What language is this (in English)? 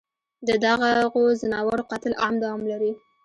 Pashto